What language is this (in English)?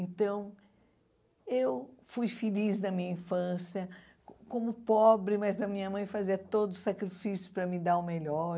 Portuguese